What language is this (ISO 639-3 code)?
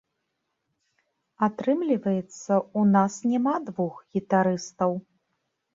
bel